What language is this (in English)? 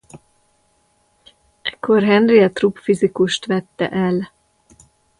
Hungarian